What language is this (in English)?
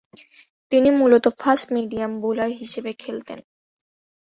Bangla